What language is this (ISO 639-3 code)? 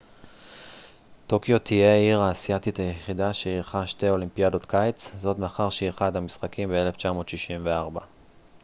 heb